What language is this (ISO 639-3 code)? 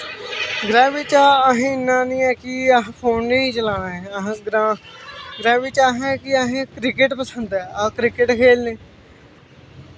doi